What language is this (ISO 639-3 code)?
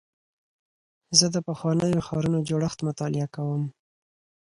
pus